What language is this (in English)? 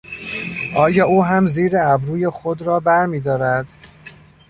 Persian